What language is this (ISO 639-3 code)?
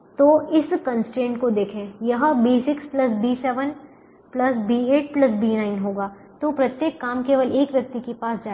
hin